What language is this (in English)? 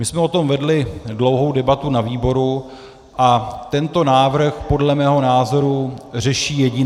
Czech